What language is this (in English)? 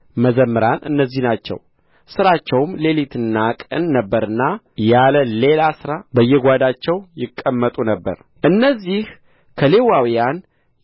Amharic